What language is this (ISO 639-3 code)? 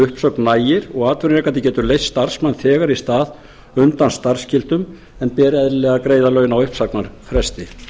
isl